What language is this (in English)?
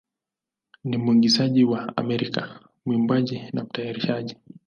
Swahili